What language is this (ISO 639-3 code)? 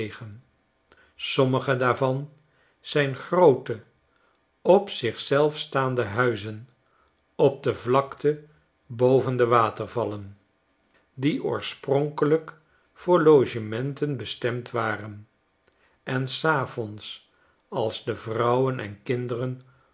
nld